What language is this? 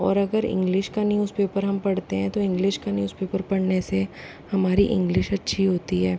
Hindi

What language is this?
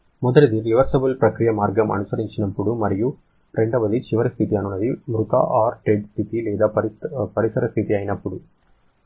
Telugu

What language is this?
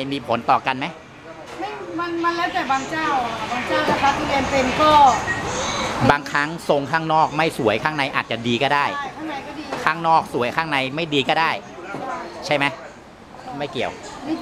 Thai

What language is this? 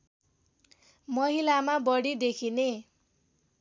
Nepali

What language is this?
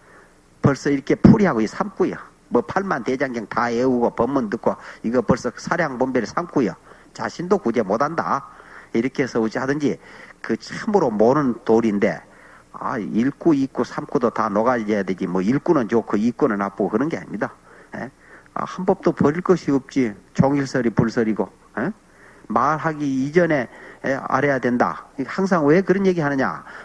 Korean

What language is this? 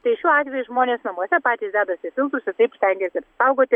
Lithuanian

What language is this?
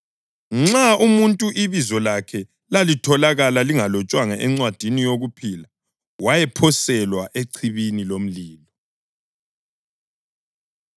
North Ndebele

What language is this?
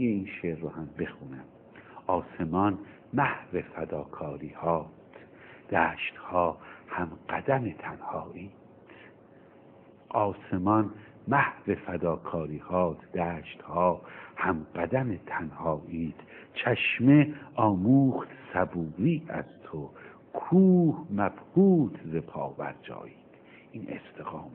Persian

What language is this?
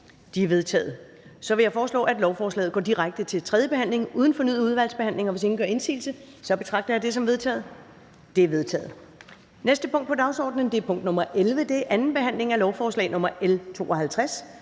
Danish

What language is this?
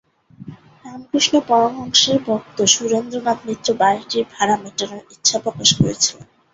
Bangla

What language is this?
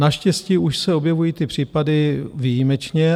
Czech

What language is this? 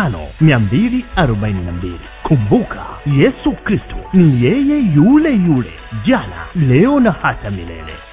Swahili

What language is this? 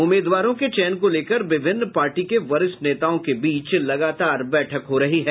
Hindi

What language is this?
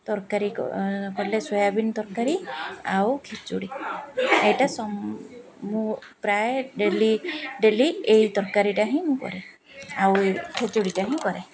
Odia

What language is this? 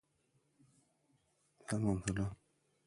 Persian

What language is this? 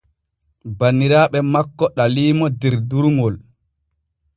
Borgu Fulfulde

